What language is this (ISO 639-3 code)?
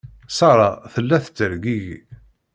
kab